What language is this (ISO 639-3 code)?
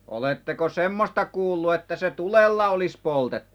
fin